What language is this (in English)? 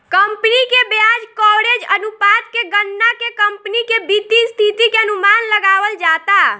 Bhojpuri